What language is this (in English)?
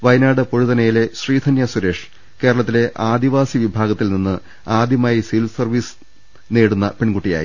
Malayalam